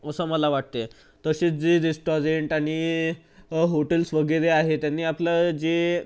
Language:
Marathi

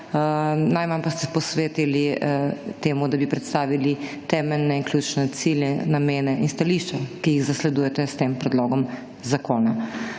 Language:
Slovenian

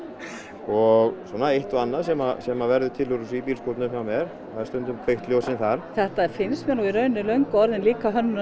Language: Icelandic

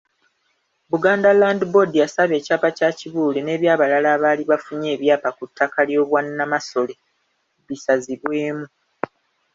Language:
Ganda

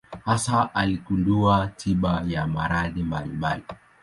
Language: Swahili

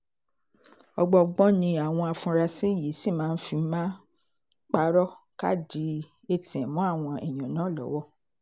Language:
Yoruba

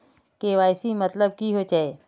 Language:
Magahi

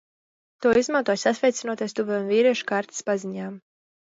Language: Latvian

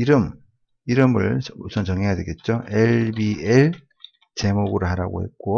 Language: Korean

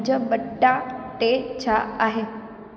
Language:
Sindhi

